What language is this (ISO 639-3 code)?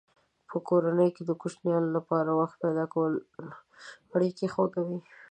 pus